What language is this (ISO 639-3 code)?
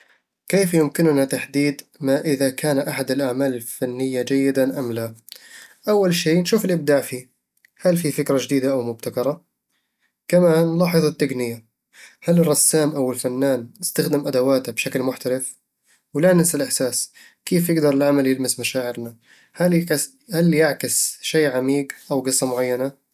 avl